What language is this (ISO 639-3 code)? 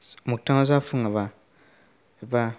brx